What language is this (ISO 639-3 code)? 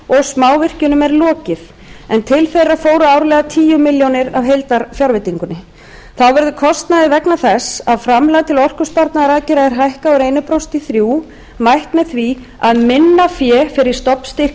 isl